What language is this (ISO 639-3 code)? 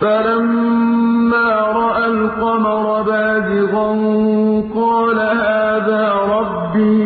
ara